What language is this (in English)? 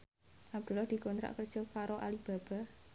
Javanese